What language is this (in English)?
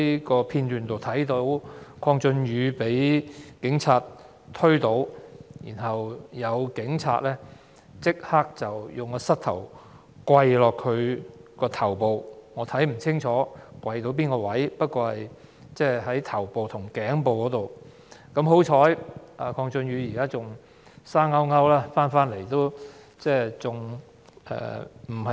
Cantonese